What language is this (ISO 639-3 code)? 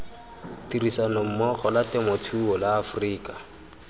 tsn